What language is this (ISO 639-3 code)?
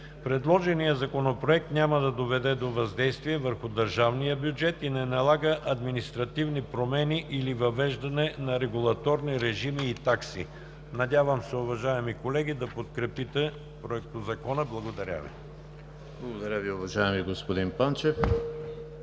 bul